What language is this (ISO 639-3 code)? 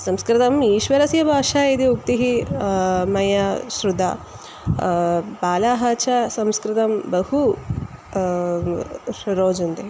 san